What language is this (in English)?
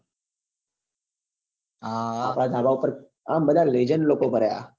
Gujarati